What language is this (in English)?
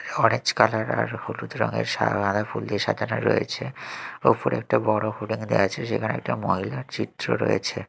Bangla